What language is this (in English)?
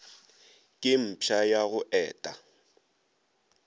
Northern Sotho